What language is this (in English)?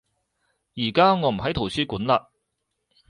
Cantonese